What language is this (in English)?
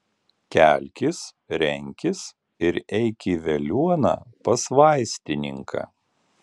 Lithuanian